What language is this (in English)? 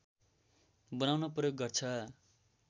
Nepali